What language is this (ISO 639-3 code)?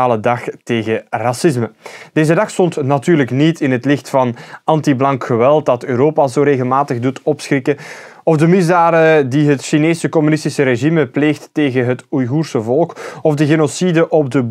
nld